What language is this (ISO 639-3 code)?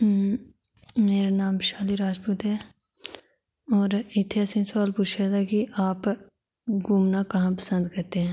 doi